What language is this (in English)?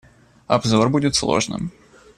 Russian